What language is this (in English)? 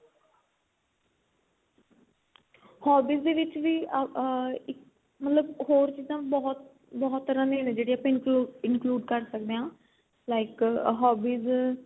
Punjabi